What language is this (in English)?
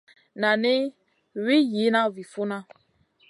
Masana